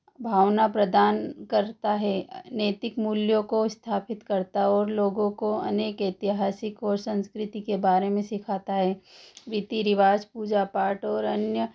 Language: Hindi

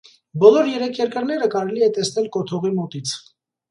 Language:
Armenian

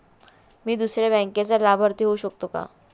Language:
Marathi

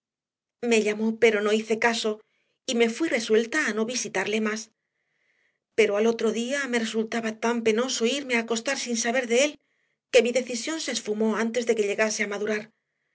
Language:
Spanish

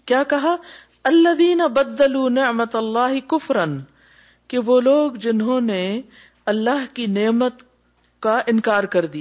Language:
Urdu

